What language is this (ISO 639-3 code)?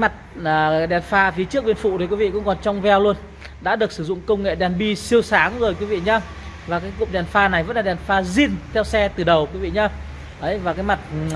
vie